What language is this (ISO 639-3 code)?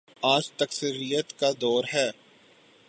urd